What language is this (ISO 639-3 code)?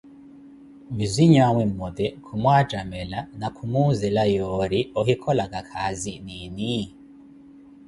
eko